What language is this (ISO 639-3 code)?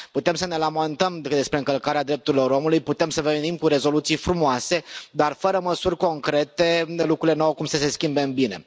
ron